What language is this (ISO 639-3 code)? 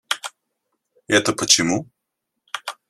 rus